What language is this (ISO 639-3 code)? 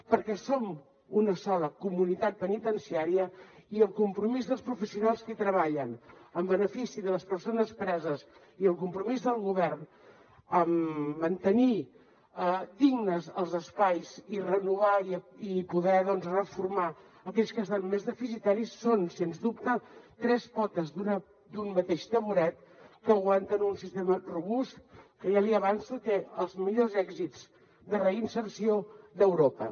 cat